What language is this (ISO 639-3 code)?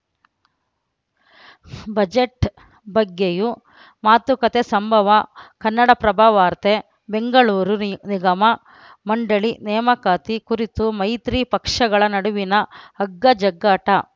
kan